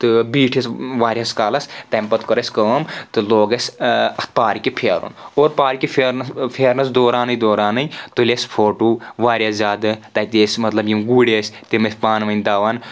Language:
Kashmiri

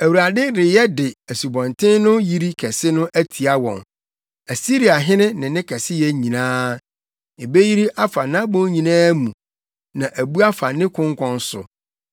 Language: Akan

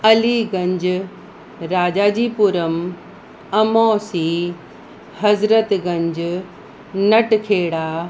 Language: Sindhi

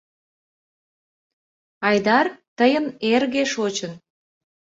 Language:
Mari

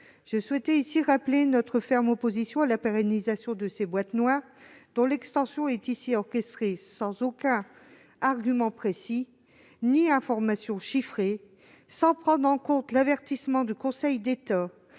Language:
French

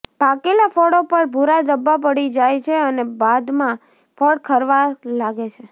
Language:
Gujarati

